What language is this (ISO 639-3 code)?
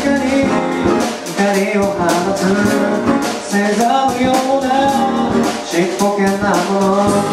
lav